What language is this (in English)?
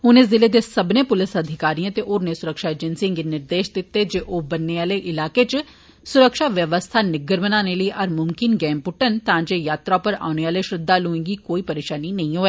Dogri